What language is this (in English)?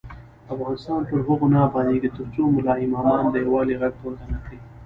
Pashto